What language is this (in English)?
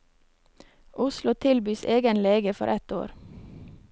Norwegian